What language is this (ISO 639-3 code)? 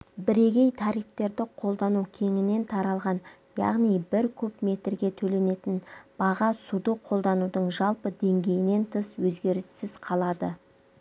kaz